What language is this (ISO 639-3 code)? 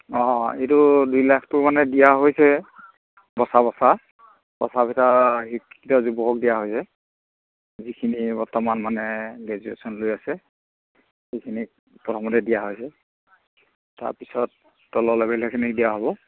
asm